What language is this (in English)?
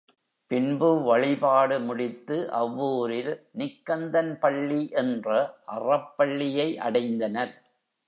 Tamil